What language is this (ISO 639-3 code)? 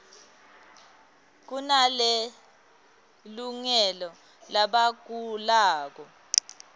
ssw